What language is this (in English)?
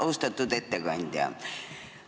Estonian